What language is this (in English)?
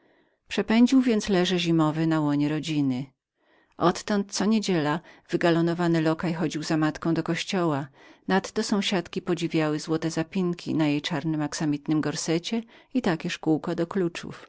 Polish